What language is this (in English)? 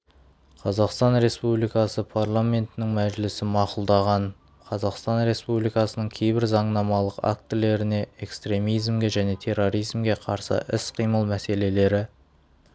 Kazakh